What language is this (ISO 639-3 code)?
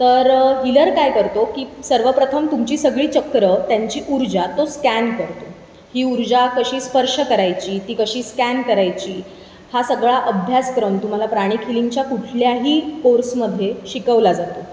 mar